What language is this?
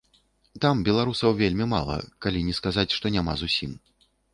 Belarusian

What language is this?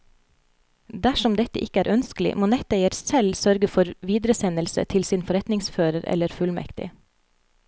Norwegian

